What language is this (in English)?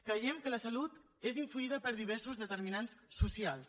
Catalan